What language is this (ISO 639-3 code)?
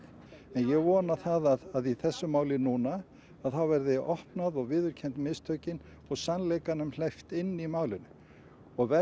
isl